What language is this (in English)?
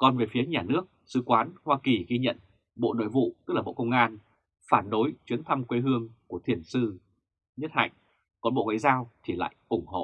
Vietnamese